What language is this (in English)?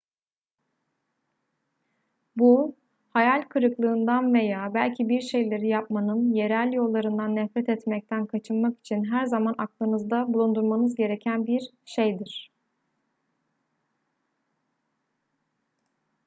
Turkish